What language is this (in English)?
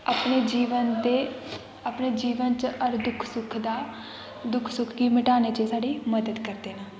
Dogri